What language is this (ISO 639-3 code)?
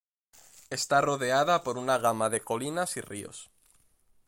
spa